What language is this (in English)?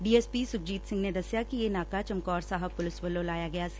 Punjabi